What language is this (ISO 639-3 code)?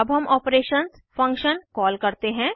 hin